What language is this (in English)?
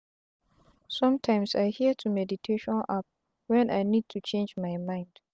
Nigerian Pidgin